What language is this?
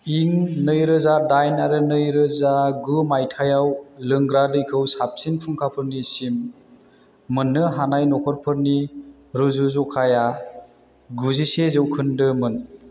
Bodo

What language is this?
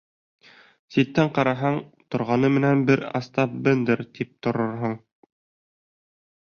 Bashkir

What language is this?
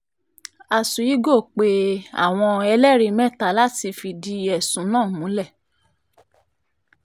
Yoruba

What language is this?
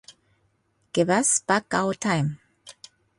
Japanese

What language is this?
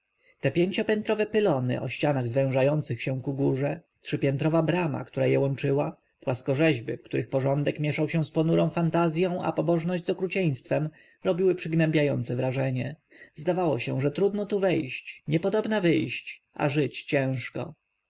Polish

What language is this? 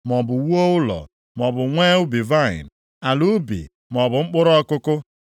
Igbo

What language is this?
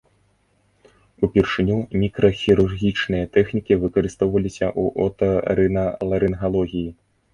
Belarusian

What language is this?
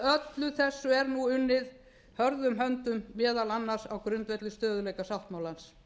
Icelandic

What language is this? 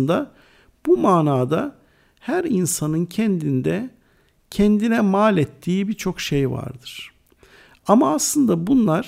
Turkish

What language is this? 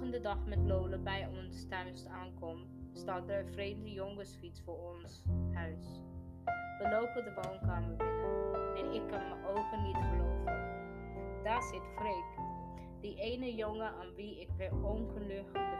Dutch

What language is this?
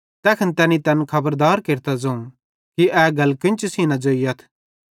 Bhadrawahi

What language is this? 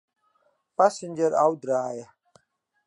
Western Frisian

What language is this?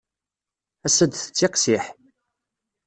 Kabyle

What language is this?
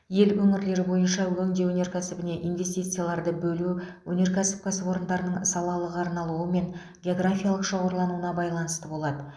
Kazakh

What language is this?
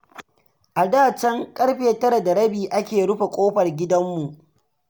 Hausa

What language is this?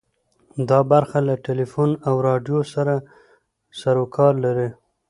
Pashto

